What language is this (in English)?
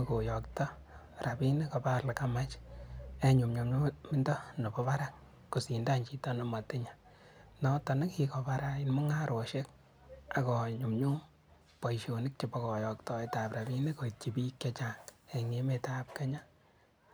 Kalenjin